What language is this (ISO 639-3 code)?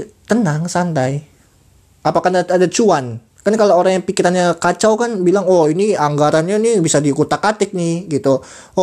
ind